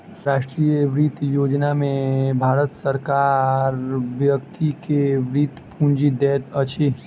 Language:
Maithili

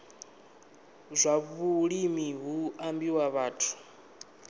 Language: Venda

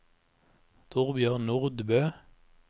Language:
Norwegian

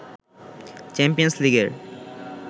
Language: Bangla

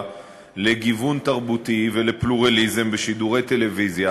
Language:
Hebrew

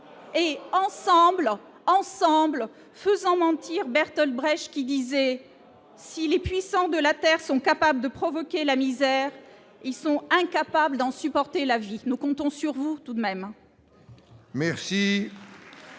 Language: French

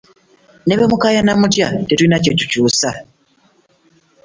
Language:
Ganda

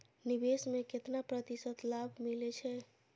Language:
Maithili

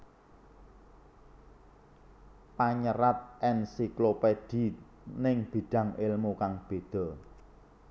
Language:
Javanese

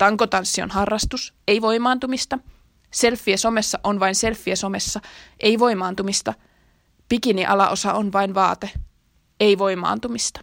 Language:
Finnish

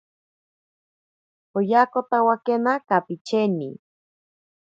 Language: Ashéninka Perené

